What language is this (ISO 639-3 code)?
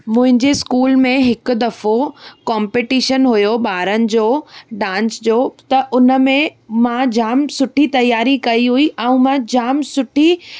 snd